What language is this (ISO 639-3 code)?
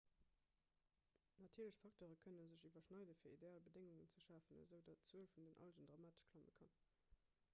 ltz